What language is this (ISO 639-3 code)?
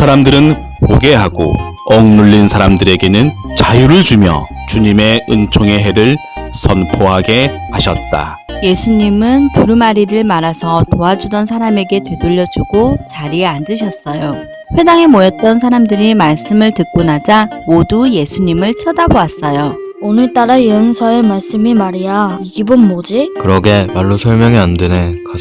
kor